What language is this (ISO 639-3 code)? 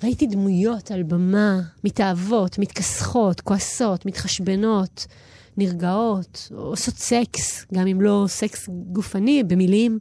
heb